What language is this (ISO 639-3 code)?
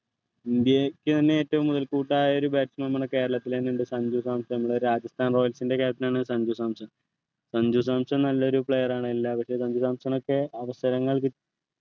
mal